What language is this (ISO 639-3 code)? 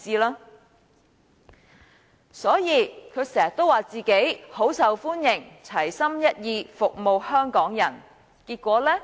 yue